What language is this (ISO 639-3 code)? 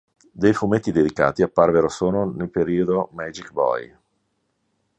ita